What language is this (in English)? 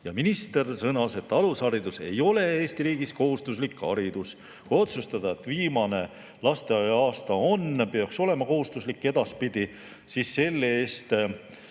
Estonian